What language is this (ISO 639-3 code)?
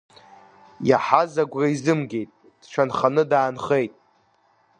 abk